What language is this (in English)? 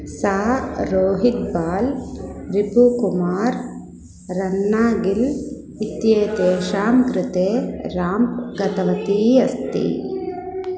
Sanskrit